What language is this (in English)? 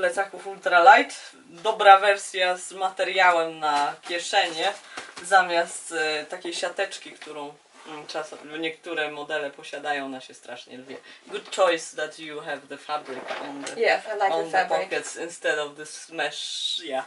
Polish